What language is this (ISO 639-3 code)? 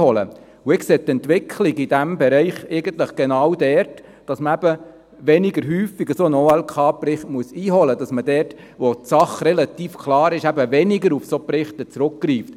gsw